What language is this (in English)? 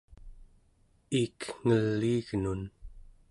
Central Yupik